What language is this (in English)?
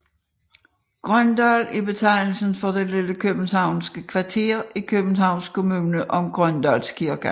Danish